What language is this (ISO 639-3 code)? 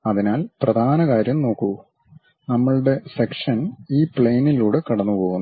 mal